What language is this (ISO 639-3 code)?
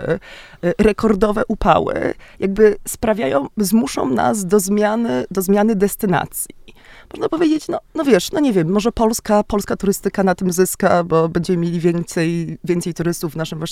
pol